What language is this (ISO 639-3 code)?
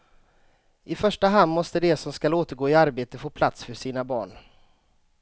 swe